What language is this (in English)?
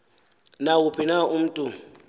Xhosa